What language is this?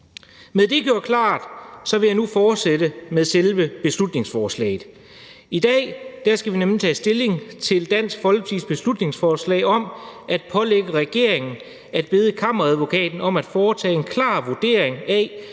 Danish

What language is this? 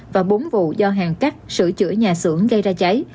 Vietnamese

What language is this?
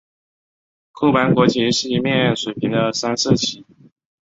Chinese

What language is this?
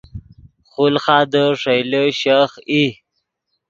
Yidgha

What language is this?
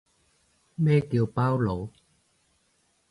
Cantonese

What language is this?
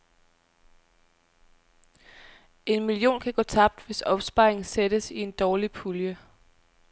Danish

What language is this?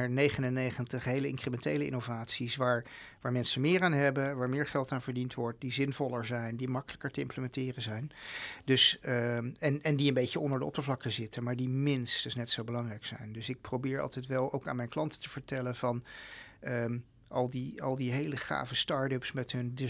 Dutch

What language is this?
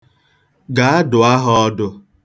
Igbo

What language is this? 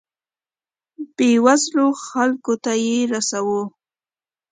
Pashto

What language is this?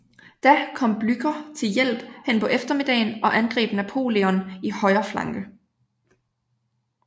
Danish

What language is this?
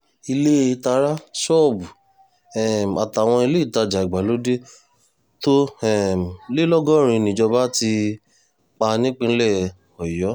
Yoruba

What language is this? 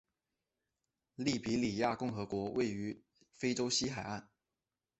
Chinese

